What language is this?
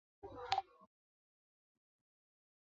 Chinese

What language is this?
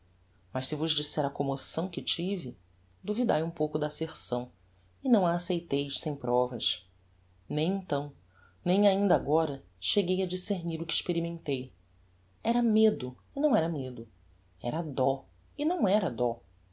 Portuguese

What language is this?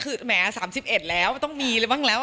Thai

